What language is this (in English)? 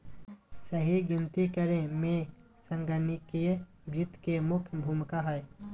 Magahi